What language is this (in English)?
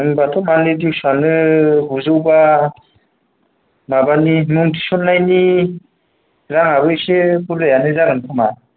Bodo